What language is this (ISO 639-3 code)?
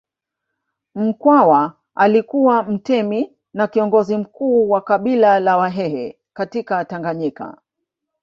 swa